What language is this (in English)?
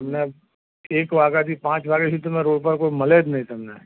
Gujarati